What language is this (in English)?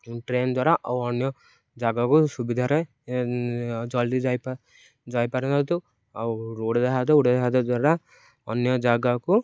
Odia